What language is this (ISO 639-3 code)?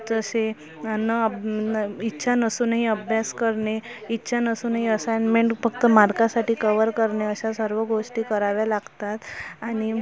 mar